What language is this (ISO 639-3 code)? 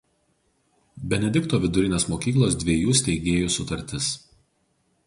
lit